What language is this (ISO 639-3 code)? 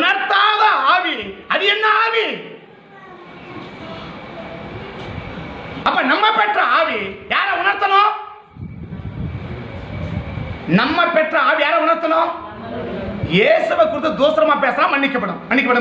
ind